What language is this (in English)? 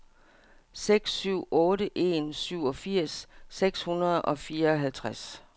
Danish